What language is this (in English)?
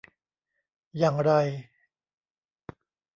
Thai